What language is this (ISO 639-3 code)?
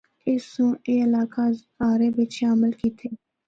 hno